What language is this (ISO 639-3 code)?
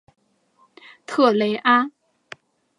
zho